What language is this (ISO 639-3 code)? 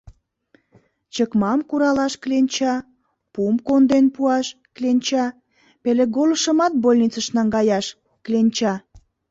chm